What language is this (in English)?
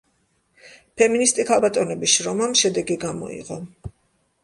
Georgian